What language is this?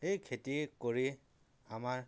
Assamese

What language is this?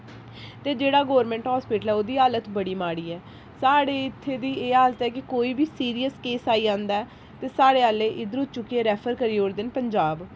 Dogri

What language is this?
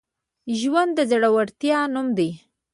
Pashto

